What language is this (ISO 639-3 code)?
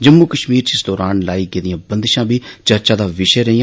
doi